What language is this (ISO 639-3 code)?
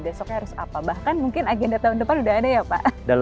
ind